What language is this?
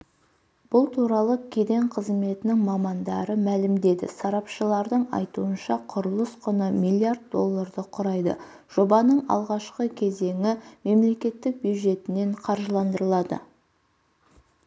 Kazakh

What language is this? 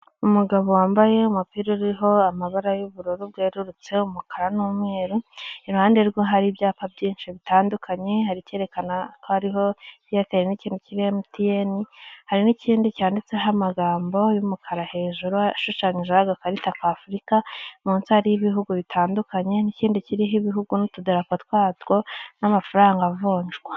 Kinyarwanda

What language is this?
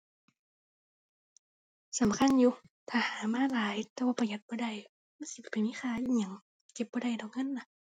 Thai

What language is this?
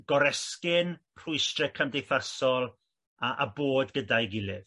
Welsh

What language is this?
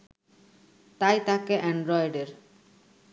Bangla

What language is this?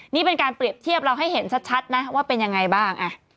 Thai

